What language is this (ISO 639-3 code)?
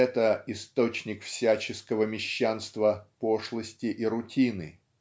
rus